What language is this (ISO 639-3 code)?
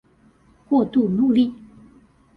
zho